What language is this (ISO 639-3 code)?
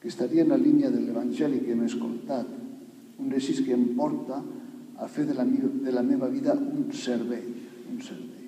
ell